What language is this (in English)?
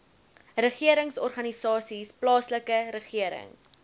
Afrikaans